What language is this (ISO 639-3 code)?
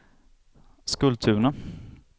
swe